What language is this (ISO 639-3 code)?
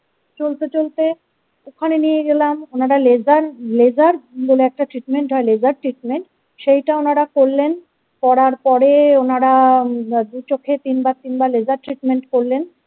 ben